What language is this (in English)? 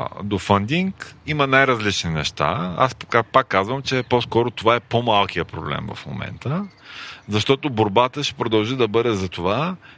Bulgarian